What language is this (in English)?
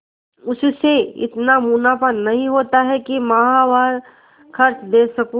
Hindi